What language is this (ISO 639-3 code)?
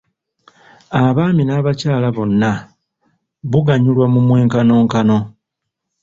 lug